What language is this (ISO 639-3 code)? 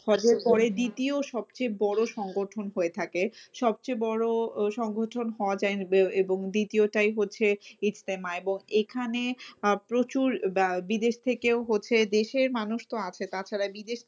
ben